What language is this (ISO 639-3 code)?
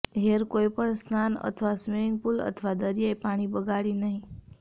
guj